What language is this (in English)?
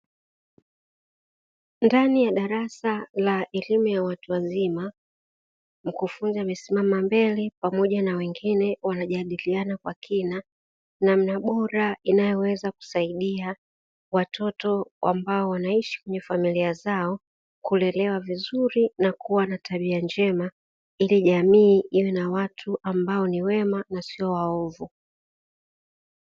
Swahili